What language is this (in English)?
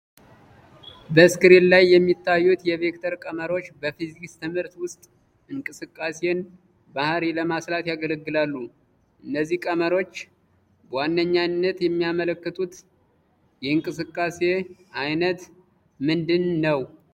Amharic